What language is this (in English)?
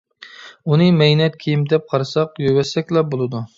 Uyghur